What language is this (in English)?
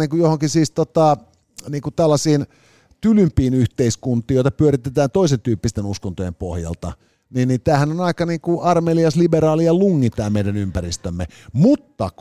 Finnish